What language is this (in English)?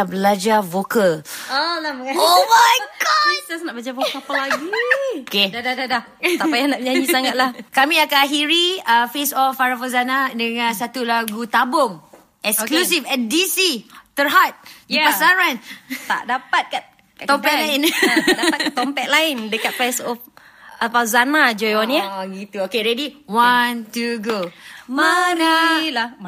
Malay